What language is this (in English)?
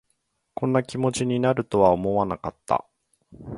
Japanese